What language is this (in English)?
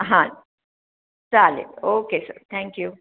Marathi